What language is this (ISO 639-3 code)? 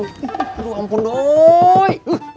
ind